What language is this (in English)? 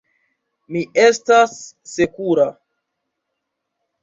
Esperanto